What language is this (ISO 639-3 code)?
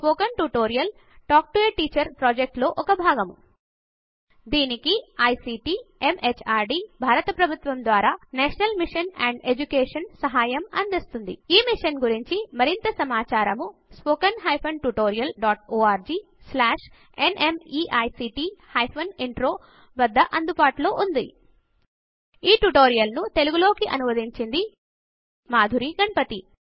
tel